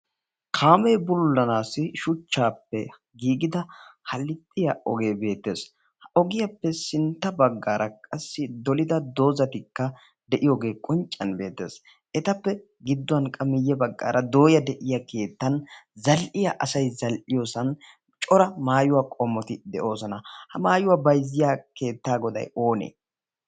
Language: Wolaytta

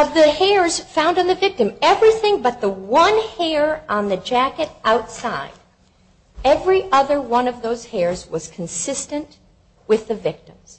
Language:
English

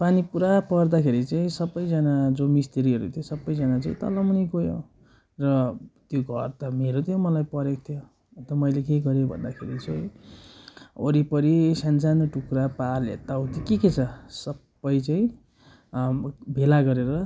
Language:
Nepali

